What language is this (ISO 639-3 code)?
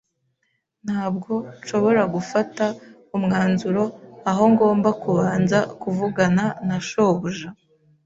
kin